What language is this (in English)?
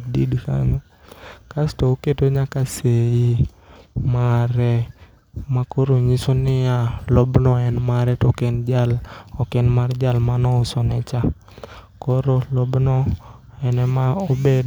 Luo (Kenya and Tanzania)